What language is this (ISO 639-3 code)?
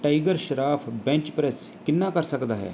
pan